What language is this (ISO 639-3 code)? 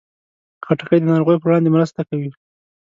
pus